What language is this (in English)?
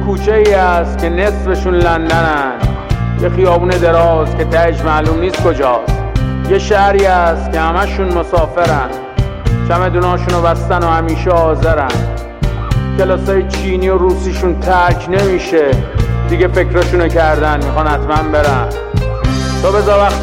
Persian